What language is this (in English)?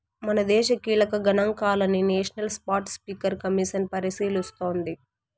Telugu